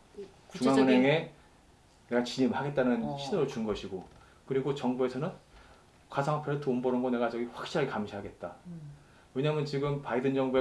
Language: Korean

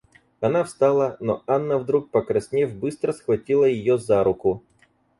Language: Russian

